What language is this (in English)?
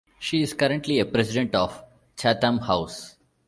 English